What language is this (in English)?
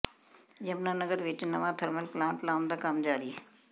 Punjabi